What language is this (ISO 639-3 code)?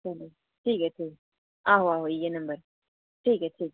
doi